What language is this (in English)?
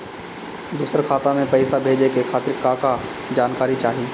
Bhojpuri